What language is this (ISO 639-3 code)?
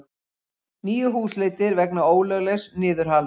isl